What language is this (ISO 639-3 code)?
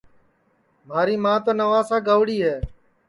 ssi